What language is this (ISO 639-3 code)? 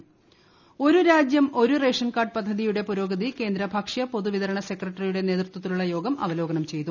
mal